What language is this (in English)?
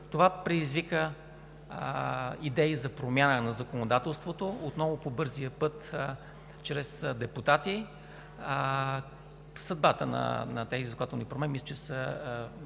Bulgarian